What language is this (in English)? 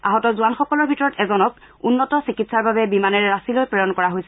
Assamese